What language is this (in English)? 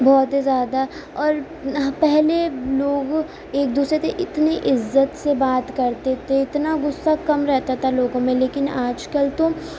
Urdu